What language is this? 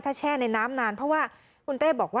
Thai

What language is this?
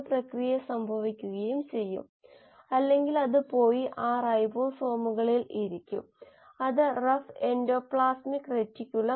Malayalam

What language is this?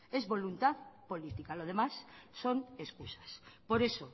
Spanish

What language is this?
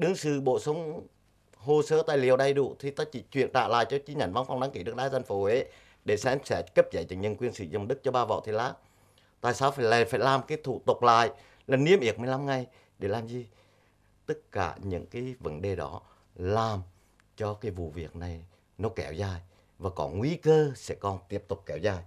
Vietnamese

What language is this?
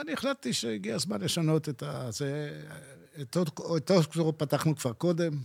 Hebrew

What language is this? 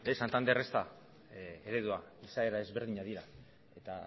Basque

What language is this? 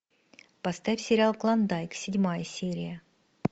Russian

